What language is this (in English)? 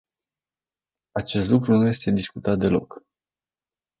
Romanian